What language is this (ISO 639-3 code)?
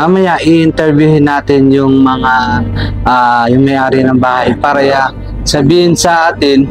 fil